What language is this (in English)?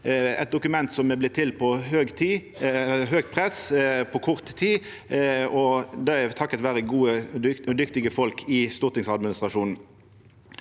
Norwegian